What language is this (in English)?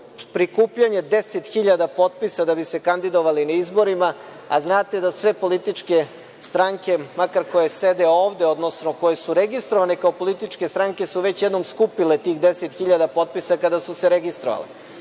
Serbian